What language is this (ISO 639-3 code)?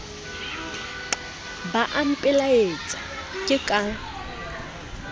sot